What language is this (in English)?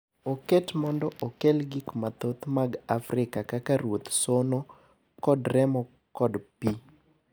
Luo (Kenya and Tanzania)